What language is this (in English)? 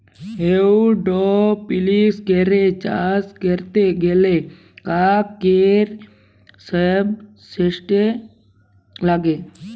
Bangla